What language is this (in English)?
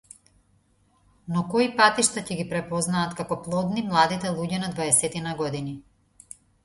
Macedonian